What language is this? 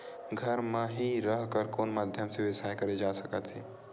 Chhattisgarhi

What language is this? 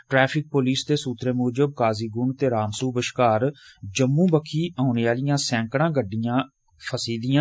Dogri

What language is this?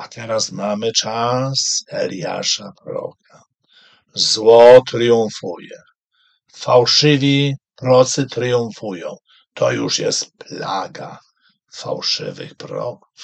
Polish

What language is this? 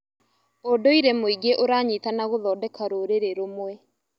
Kikuyu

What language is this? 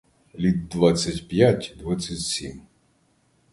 Ukrainian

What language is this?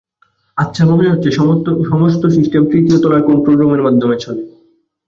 Bangla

